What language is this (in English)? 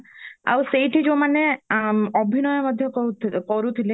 Odia